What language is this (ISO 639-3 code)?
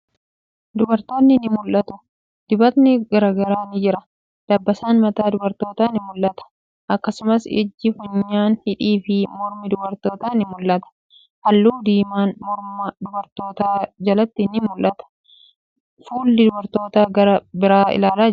orm